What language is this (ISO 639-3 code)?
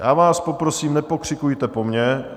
ces